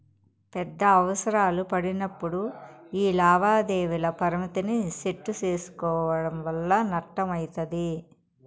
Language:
Telugu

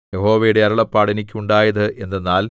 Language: Malayalam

